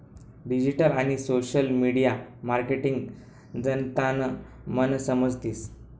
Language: Marathi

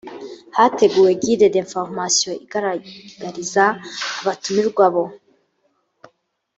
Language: Kinyarwanda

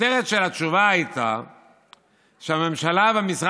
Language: Hebrew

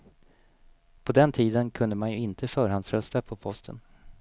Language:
Swedish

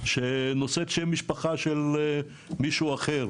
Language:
Hebrew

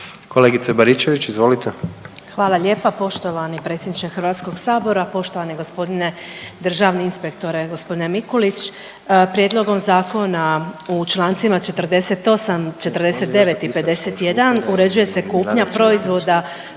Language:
Croatian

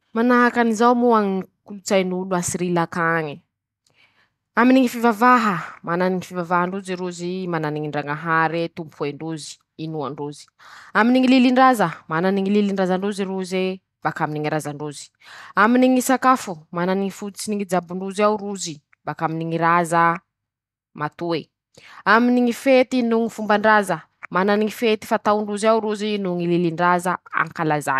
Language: Masikoro Malagasy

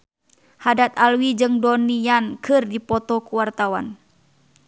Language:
Sundanese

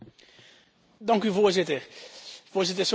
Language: Dutch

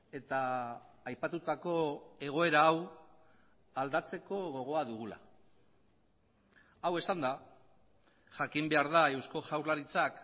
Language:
Basque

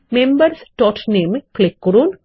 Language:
Bangla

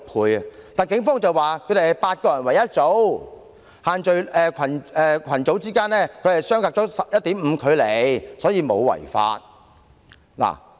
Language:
Cantonese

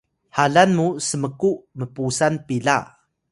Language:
Atayal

